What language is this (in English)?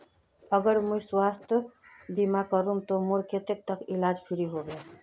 Magahi